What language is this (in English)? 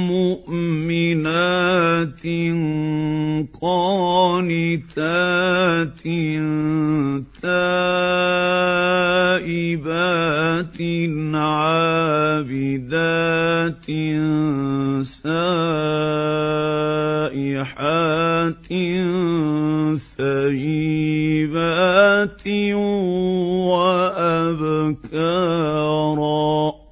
Arabic